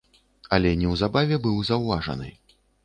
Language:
Belarusian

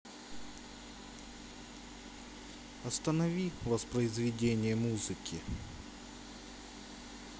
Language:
Russian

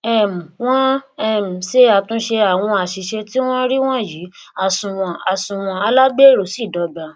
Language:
Yoruba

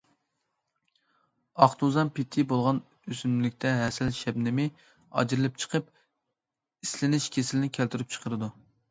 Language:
Uyghur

